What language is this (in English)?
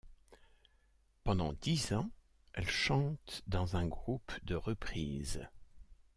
French